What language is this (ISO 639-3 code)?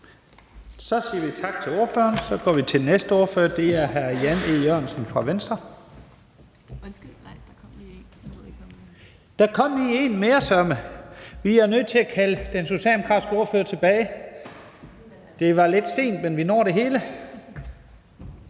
dan